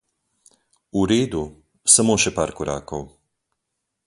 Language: Slovenian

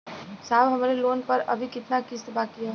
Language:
Bhojpuri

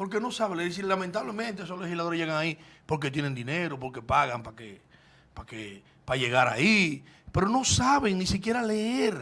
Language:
Spanish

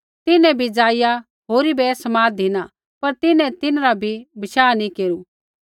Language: Kullu Pahari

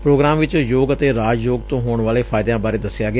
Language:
Punjabi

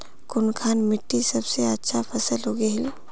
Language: Magahi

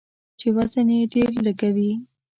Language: Pashto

